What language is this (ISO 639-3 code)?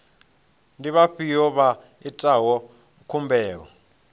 ven